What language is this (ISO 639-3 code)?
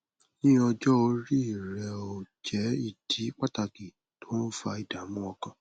yor